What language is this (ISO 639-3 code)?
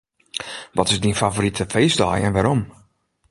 fry